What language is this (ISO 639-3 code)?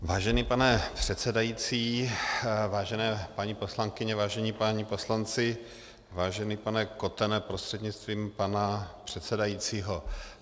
ces